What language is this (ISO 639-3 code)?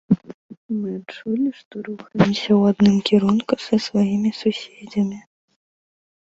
bel